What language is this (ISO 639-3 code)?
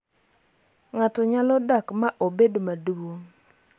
luo